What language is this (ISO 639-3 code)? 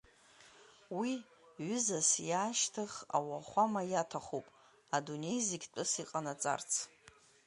abk